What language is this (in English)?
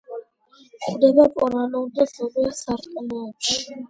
Georgian